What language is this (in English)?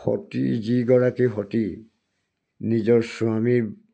Assamese